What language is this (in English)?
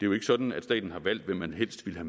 Danish